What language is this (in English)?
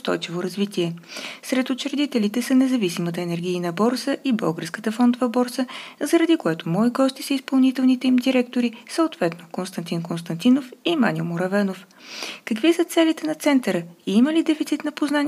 Bulgarian